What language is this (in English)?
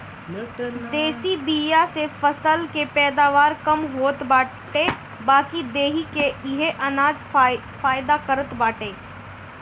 Bhojpuri